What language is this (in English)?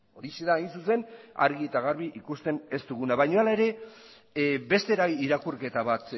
Basque